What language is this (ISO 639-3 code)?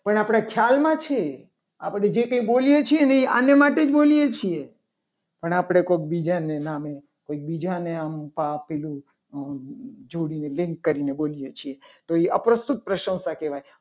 guj